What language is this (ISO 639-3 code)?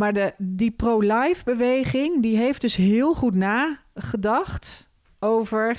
nld